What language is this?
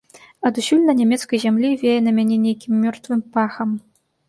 Belarusian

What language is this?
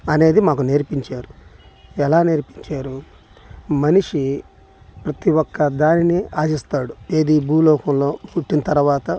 Telugu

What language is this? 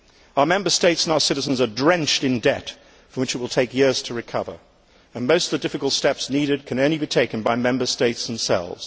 English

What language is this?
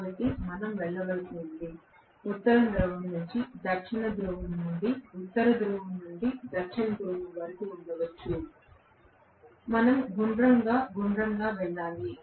Telugu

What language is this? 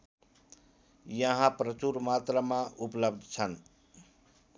Nepali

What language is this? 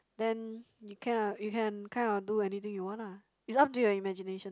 English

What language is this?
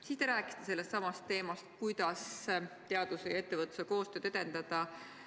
Estonian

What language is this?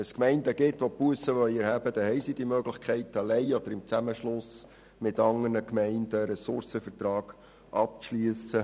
Swiss German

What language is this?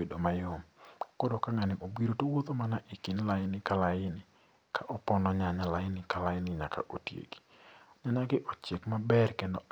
Luo (Kenya and Tanzania)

